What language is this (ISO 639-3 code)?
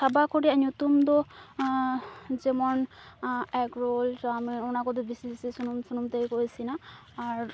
sat